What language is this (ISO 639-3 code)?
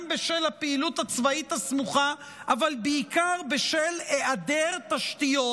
heb